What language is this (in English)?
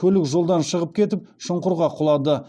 Kazakh